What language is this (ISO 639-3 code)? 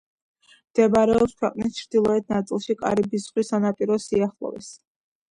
kat